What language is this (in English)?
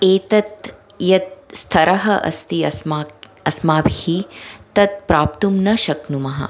Sanskrit